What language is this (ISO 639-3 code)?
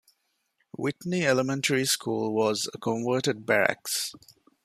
eng